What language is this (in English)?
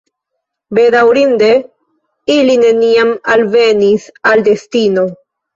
Esperanto